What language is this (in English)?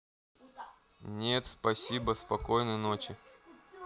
Russian